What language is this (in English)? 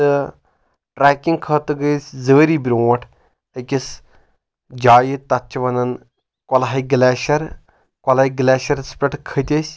Kashmiri